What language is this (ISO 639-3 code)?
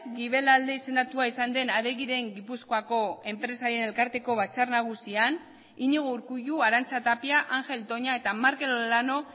eus